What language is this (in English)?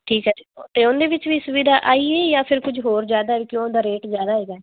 Punjabi